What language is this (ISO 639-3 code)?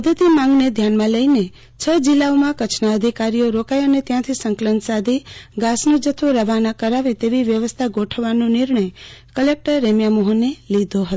guj